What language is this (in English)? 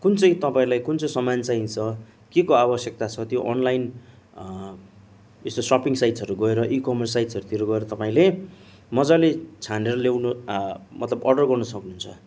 Nepali